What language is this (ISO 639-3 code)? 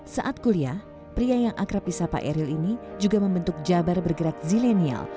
ind